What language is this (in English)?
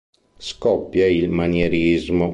Italian